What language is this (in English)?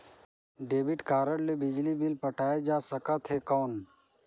Chhattisgarhi